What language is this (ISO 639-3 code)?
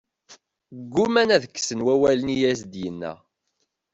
kab